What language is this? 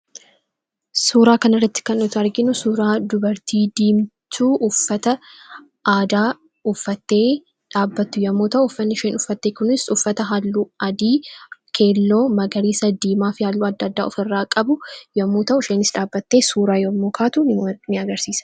Oromo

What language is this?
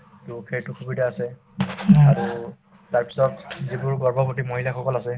Assamese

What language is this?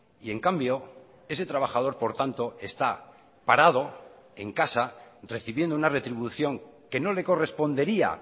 Spanish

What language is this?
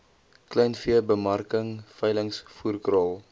Afrikaans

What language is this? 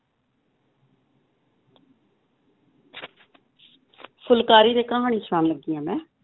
Punjabi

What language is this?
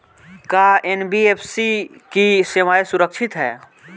Bhojpuri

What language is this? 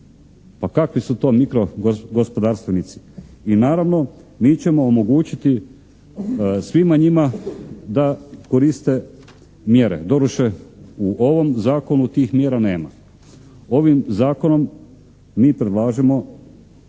Croatian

